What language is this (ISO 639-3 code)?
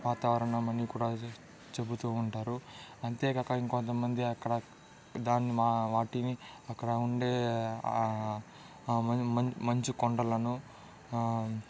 tel